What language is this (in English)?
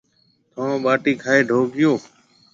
Marwari (Pakistan)